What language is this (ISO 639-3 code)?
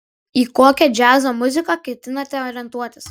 lit